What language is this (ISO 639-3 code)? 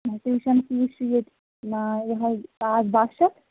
kas